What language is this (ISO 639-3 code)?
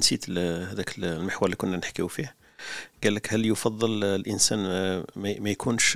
ara